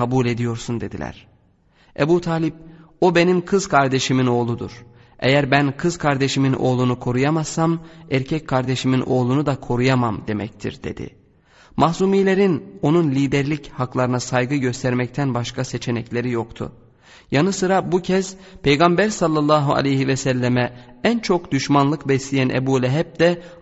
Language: Turkish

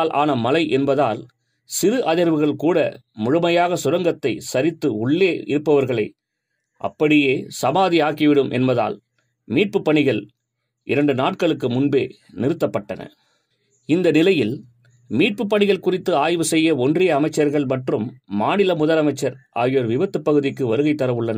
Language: Tamil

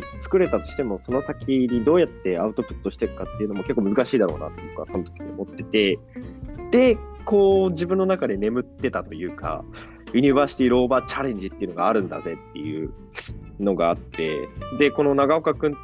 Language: Japanese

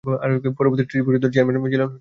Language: Bangla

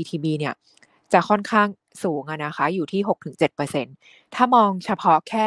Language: Thai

